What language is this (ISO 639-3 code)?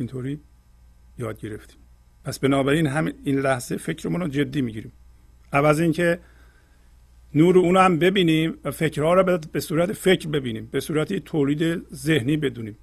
fas